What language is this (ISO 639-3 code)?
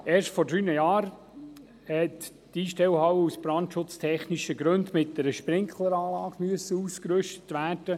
gsw